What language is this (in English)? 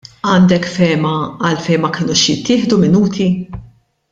Maltese